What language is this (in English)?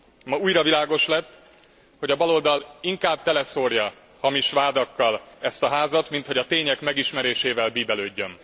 Hungarian